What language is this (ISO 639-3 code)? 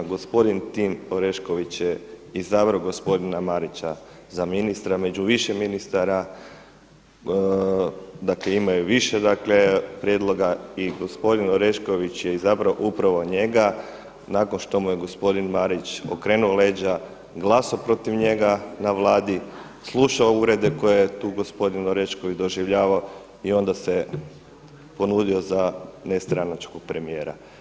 hrv